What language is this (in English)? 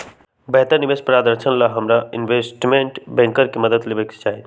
Magahi